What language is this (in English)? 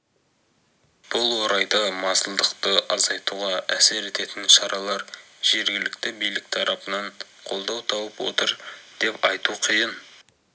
Kazakh